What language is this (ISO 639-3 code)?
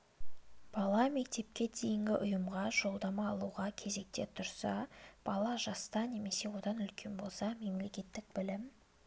kaz